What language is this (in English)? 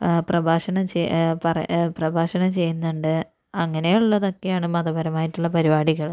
Malayalam